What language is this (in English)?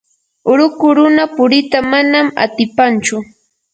Yanahuanca Pasco Quechua